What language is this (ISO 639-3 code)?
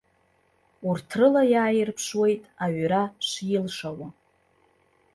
abk